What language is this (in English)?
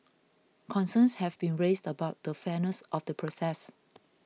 English